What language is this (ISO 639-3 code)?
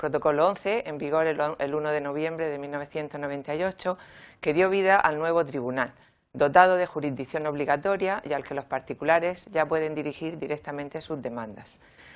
spa